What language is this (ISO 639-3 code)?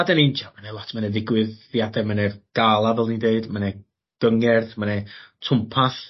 cym